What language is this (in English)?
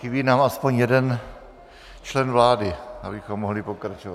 Czech